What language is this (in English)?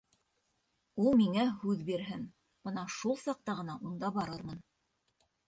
Bashkir